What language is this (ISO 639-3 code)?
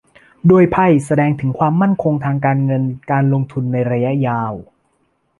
tha